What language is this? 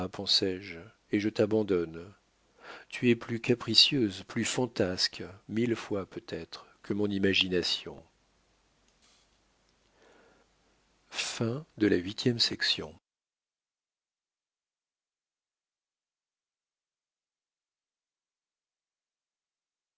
French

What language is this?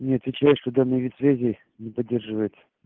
Russian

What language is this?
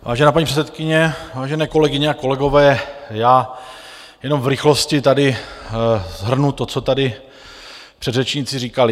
Czech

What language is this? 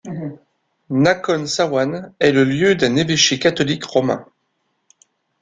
French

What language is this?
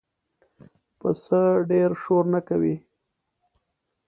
Pashto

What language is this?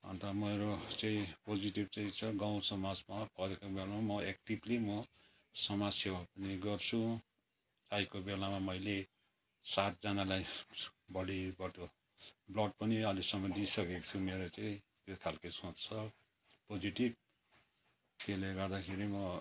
Nepali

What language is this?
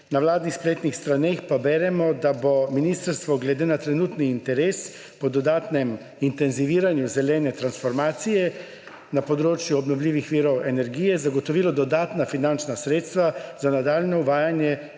Slovenian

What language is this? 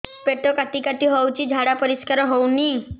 Odia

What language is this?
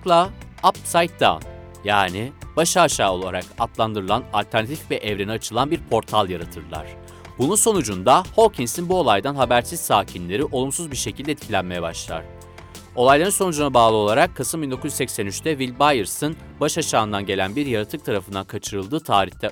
Turkish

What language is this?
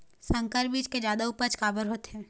Chhattisgarhi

